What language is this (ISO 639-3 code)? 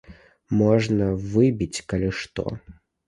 bel